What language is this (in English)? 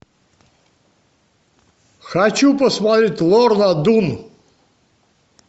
Russian